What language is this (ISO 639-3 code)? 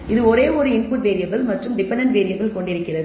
tam